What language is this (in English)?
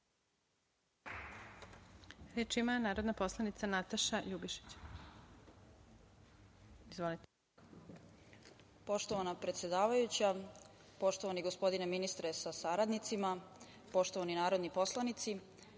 Serbian